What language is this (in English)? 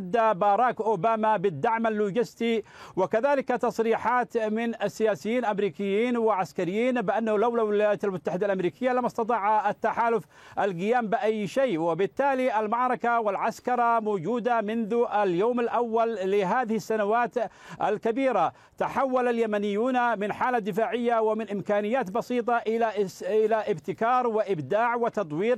Arabic